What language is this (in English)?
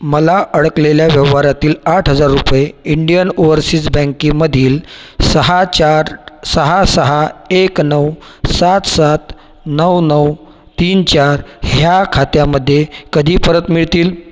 Marathi